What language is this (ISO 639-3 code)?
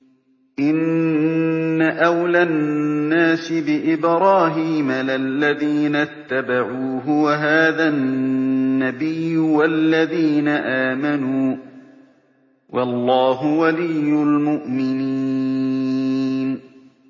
ara